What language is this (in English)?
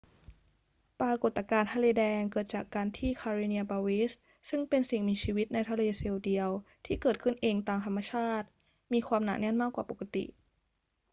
Thai